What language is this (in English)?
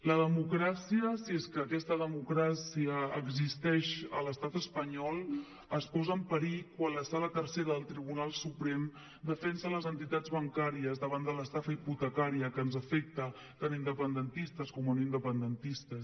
Catalan